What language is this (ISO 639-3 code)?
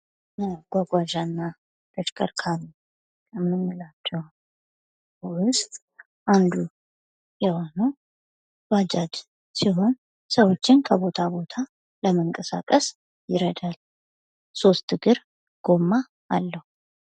amh